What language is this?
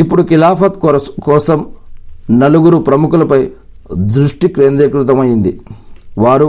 Telugu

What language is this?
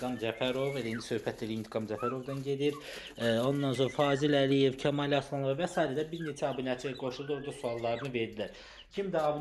Turkish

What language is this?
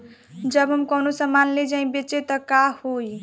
Bhojpuri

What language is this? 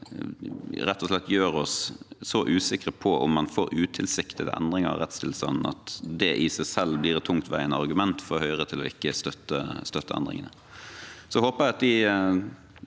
Norwegian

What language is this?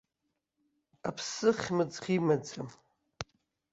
Abkhazian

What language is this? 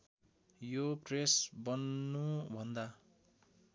Nepali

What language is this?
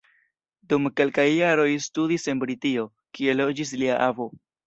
Esperanto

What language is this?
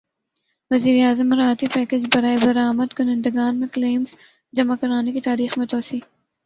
Urdu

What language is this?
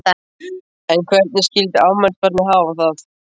Icelandic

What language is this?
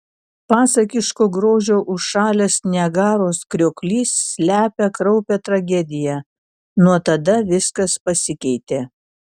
Lithuanian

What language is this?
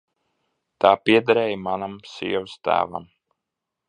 Latvian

